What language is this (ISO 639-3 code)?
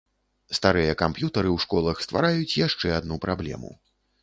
bel